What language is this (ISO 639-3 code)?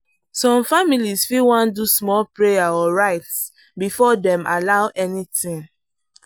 pcm